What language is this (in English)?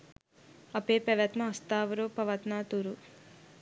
Sinhala